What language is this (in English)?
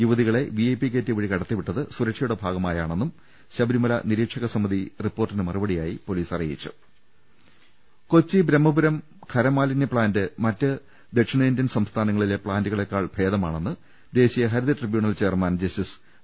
Malayalam